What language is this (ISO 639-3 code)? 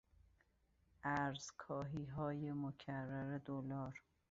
fas